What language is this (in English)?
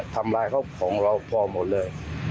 Thai